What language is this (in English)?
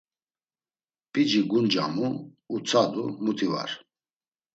Laz